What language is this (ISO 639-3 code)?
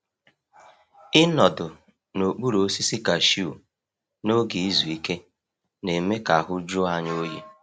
ibo